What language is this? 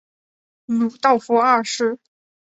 Chinese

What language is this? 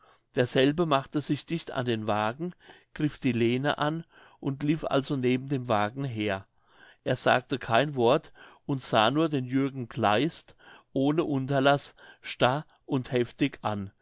German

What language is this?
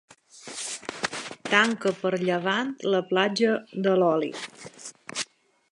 Catalan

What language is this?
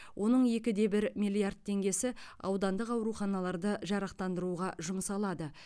Kazakh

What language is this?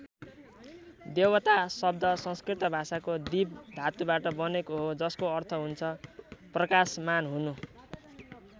Nepali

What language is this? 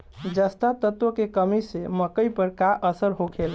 Bhojpuri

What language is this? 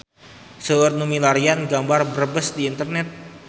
Sundanese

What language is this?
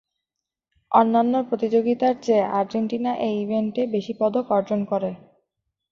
Bangla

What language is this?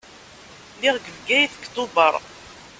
Kabyle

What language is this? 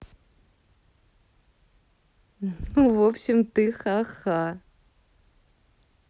Russian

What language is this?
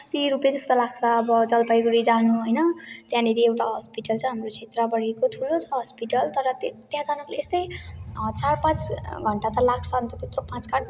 Nepali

